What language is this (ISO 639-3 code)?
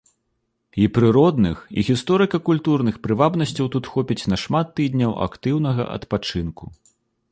bel